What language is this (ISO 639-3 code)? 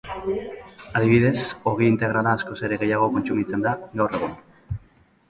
eus